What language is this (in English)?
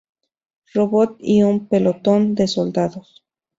Spanish